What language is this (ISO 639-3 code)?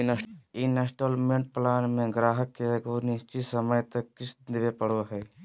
mag